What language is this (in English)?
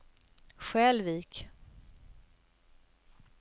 Swedish